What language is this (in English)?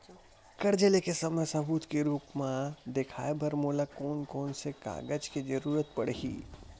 Chhattisgarhi